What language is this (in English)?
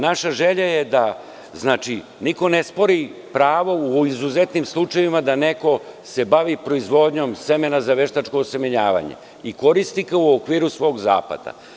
Serbian